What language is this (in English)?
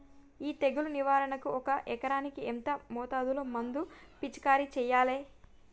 Telugu